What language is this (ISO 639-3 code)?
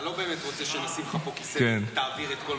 heb